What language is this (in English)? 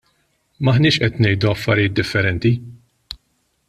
Maltese